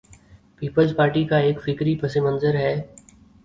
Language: Urdu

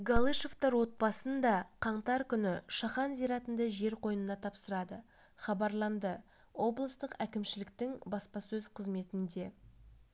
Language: Kazakh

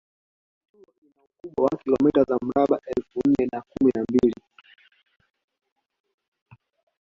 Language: Swahili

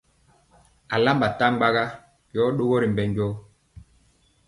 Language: Mpiemo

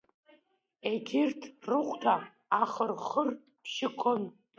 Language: Abkhazian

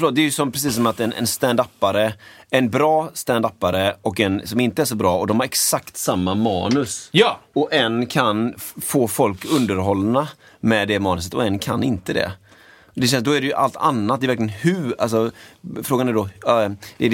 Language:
Swedish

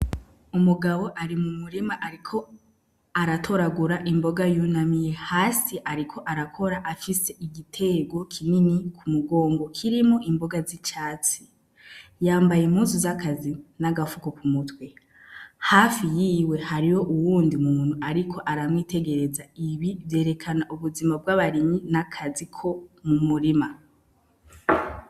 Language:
Rundi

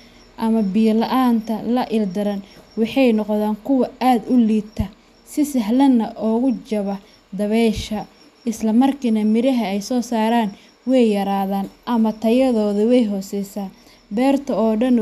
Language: Somali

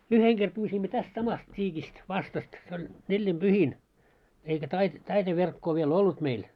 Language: Finnish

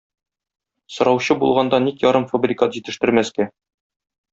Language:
Tatar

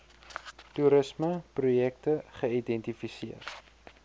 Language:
Afrikaans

